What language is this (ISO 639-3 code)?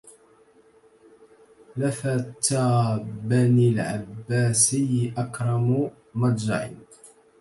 ara